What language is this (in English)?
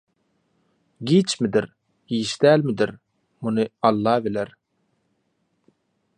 Turkmen